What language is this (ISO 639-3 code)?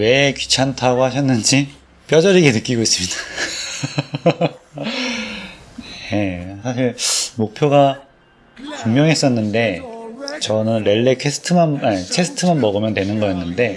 kor